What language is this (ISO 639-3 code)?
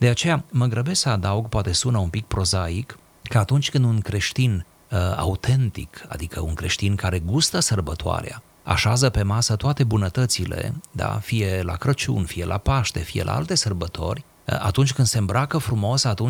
ron